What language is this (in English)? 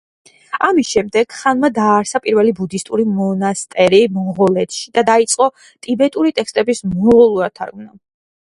Georgian